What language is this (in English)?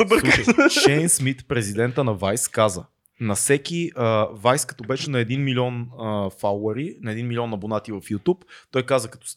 Bulgarian